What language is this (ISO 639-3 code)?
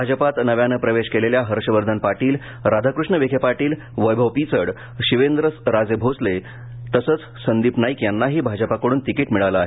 mar